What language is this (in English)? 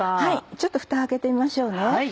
Japanese